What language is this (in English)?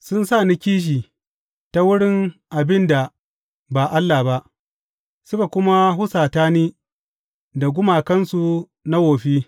Hausa